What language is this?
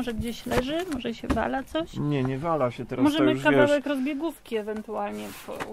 Polish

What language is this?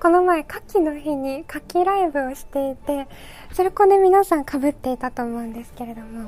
Japanese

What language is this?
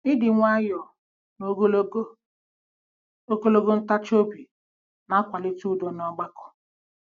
Igbo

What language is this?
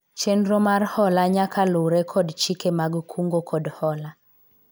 Luo (Kenya and Tanzania)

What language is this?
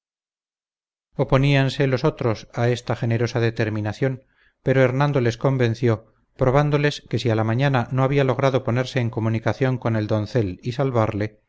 Spanish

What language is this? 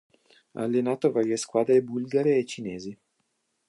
Italian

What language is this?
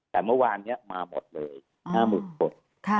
Thai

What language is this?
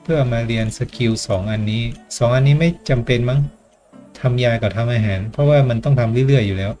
Thai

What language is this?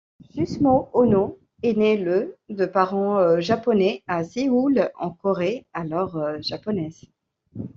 French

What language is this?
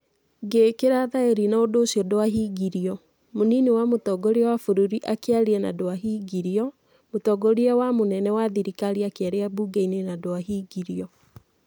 Kikuyu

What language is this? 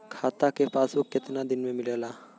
Bhojpuri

